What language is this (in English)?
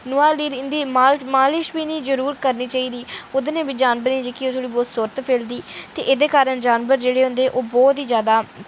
Dogri